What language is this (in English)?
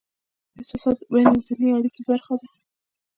Pashto